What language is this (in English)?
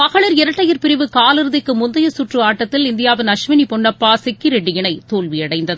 Tamil